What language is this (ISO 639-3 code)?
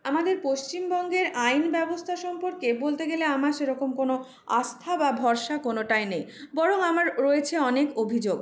ben